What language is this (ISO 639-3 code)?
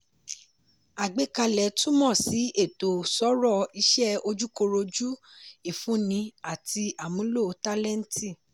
yor